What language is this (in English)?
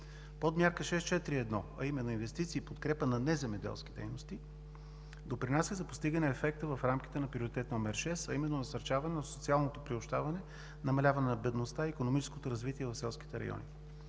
Bulgarian